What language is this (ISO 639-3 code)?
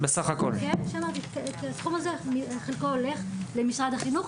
heb